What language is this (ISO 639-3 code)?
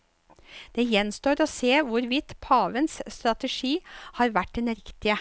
nor